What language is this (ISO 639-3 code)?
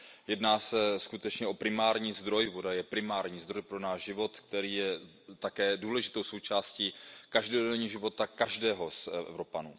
ces